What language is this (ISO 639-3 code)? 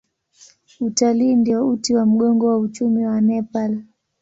swa